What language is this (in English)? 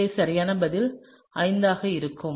Tamil